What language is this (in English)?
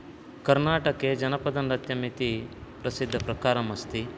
Sanskrit